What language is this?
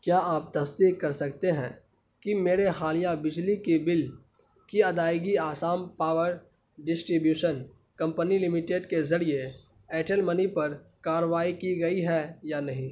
Urdu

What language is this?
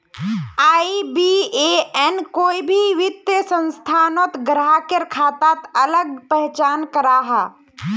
Magahi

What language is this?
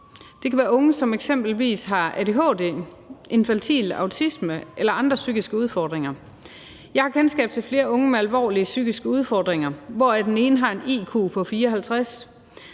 Danish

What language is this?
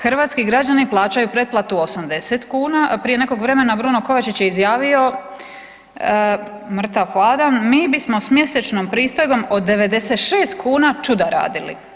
Croatian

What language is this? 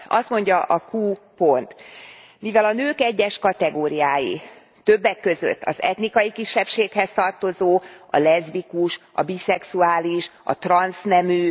Hungarian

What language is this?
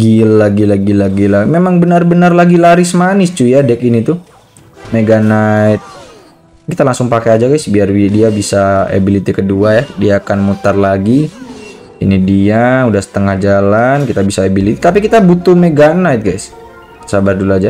Indonesian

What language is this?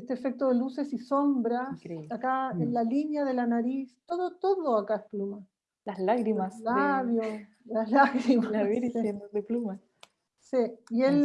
Spanish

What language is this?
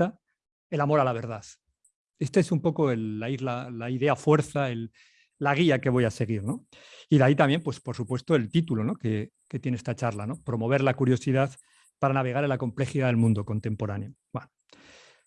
Spanish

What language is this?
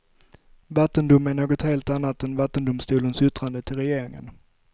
Swedish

